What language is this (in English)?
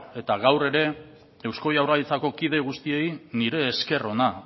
Basque